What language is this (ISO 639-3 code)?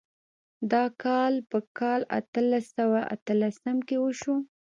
pus